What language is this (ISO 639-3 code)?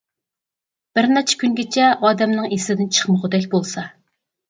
uig